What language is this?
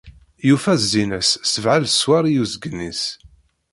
Kabyle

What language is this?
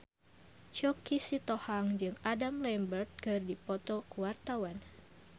Sundanese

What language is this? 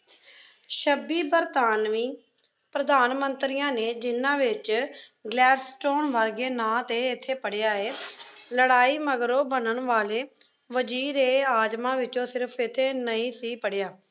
Punjabi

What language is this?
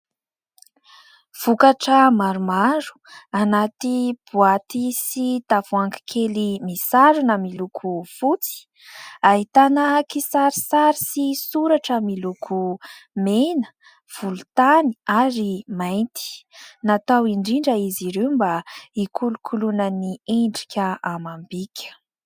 Malagasy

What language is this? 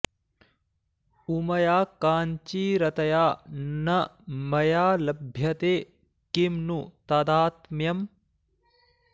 Sanskrit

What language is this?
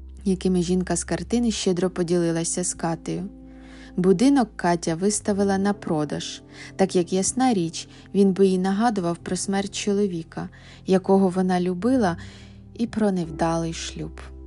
Ukrainian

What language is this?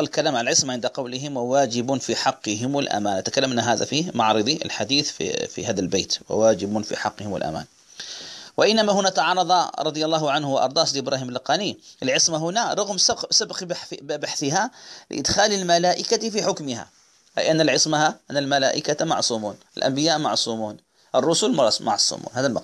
Arabic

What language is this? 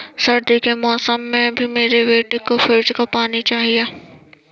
Hindi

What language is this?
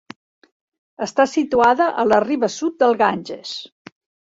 Catalan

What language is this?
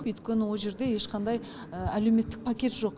Kazakh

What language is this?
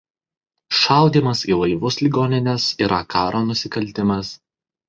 Lithuanian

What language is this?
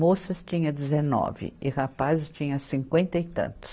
Portuguese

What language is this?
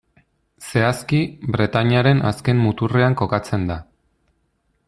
Basque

